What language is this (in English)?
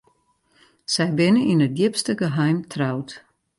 Western Frisian